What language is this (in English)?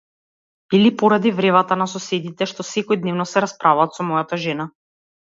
Macedonian